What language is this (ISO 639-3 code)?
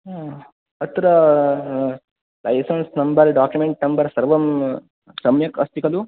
san